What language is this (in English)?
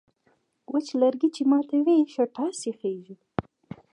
Pashto